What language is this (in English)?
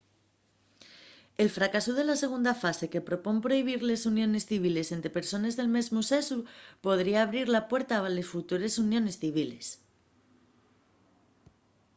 Asturian